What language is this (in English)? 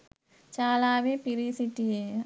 Sinhala